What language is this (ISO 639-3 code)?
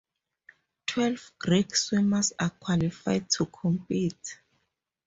eng